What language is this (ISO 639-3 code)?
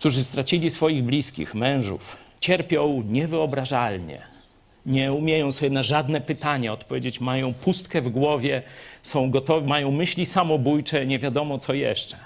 pol